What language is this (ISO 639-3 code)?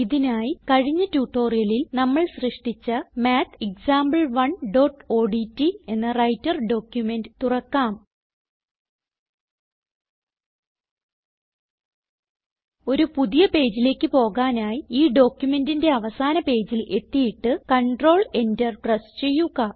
mal